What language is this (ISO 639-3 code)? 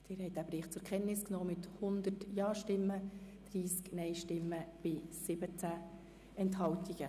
gsw